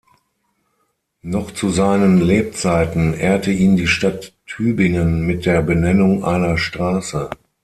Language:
German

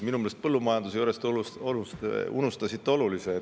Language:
Estonian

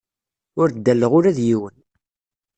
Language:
Kabyle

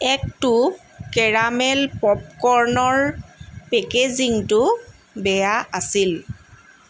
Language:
Assamese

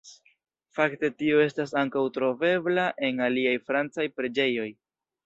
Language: Esperanto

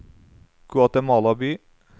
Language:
Norwegian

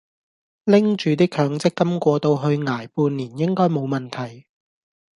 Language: Cantonese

